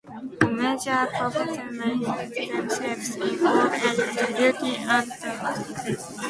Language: English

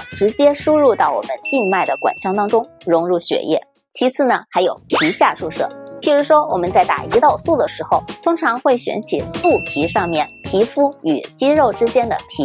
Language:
Chinese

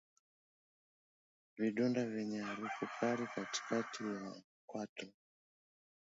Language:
Swahili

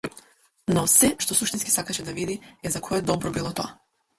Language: Macedonian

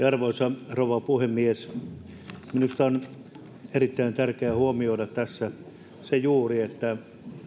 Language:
Finnish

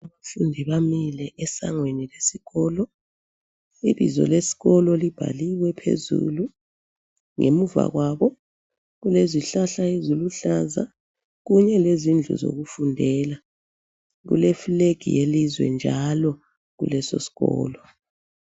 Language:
North Ndebele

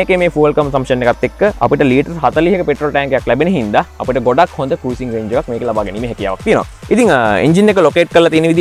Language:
Thai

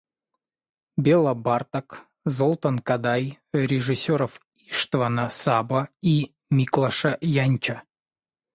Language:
Russian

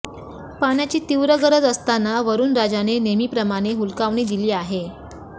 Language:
Marathi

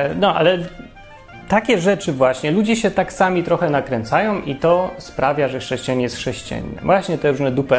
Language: Polish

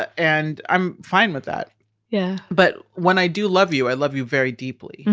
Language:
English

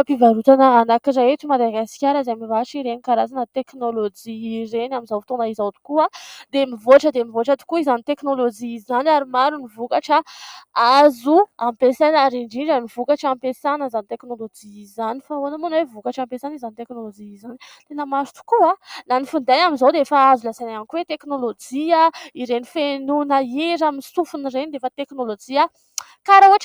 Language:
Malagasy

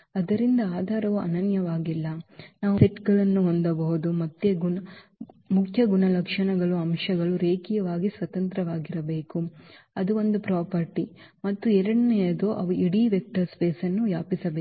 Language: Kannada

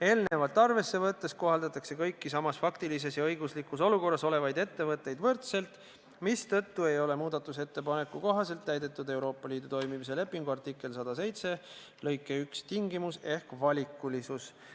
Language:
Estonian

